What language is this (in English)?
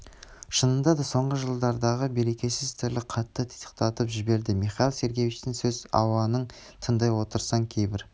Kazakh